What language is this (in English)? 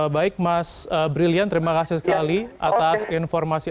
Indonesian